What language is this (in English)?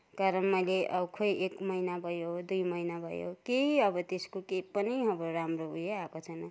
Nepali